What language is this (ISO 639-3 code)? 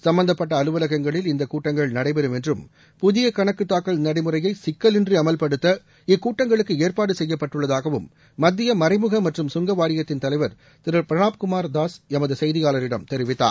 tam